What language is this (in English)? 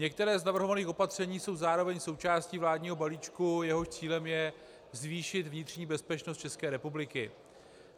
Czech